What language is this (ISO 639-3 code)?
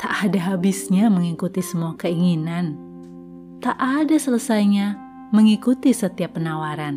ind